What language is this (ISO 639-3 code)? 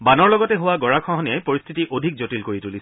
asm